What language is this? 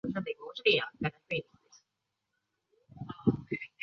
Chinese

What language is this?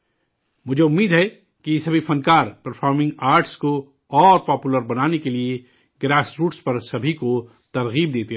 Urdu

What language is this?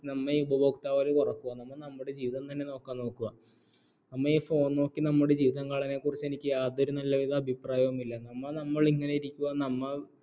Malayalam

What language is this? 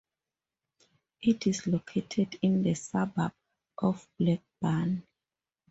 English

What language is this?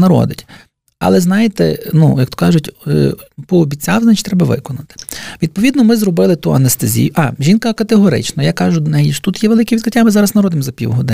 Ukrainian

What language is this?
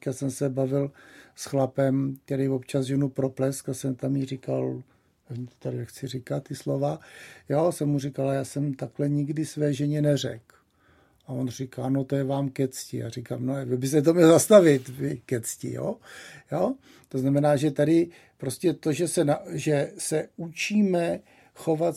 Czech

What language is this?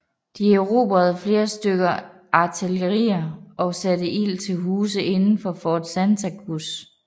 Danish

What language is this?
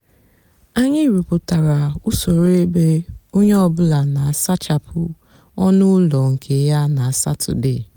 Igbo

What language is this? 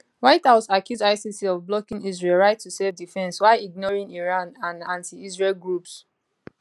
Nigerian Pidgin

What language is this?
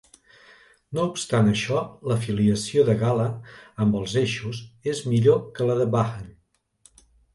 Catalan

